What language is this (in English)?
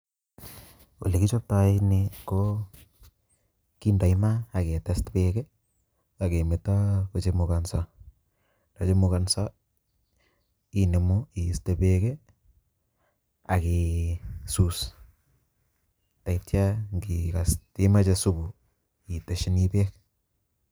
Kalenjin